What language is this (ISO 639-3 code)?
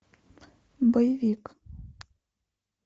rus